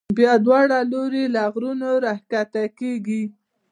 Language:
Pashto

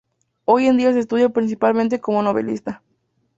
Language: Spanish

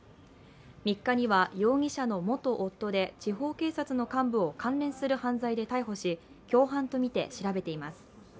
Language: Japanese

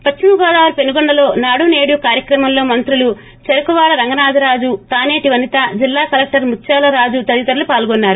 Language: Telugu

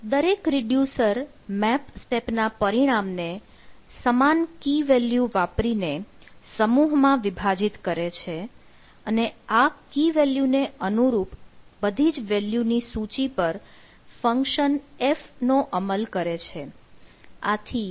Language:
Gujarati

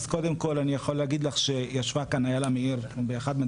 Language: Hebrew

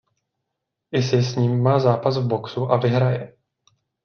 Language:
Czech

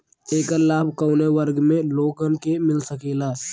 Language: Bhojpuri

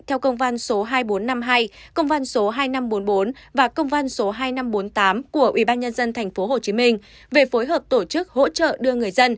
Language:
Vietnamese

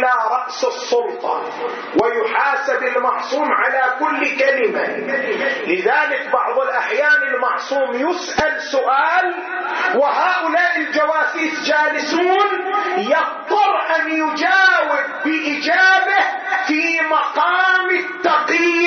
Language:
Arabic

